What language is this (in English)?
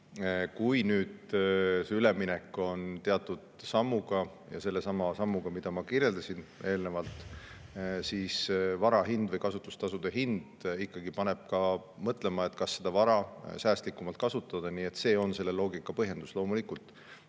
Estonian